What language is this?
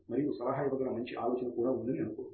Telugu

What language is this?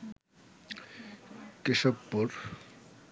Bangla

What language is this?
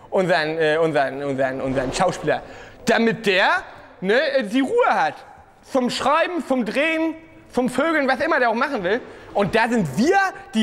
German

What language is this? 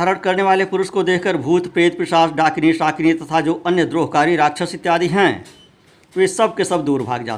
Hindi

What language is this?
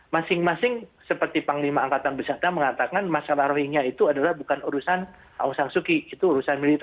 Indonesian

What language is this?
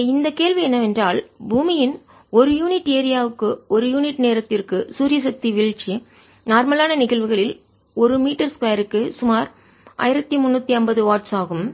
Tamil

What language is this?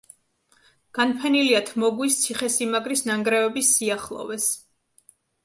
Georgian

